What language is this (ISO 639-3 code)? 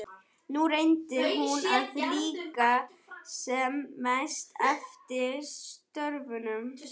isl